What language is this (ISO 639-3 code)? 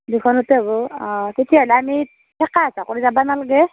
asm